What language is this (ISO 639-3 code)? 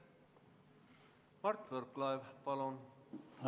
est